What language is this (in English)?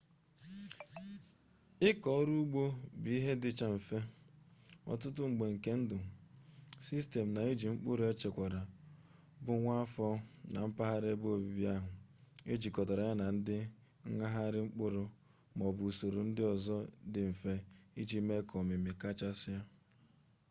Igbo